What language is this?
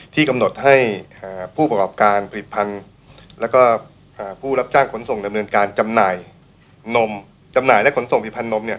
Thai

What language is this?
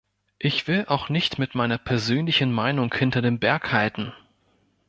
German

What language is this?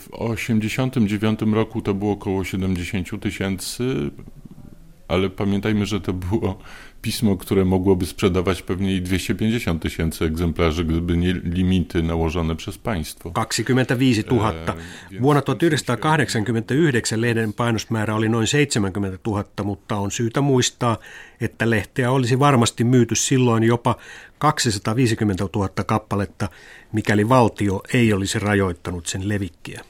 Finnish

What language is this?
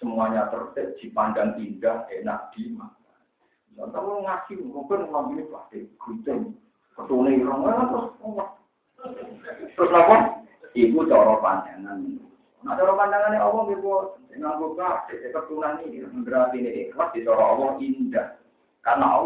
Indonesian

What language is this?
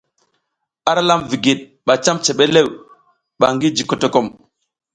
South Giziga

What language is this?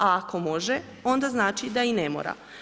Croatian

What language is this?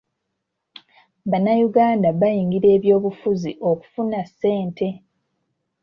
Ganda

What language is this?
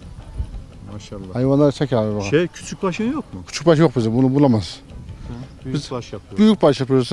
Turkish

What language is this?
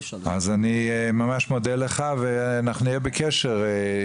Hebrew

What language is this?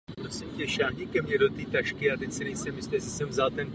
Czech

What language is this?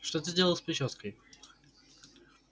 Russian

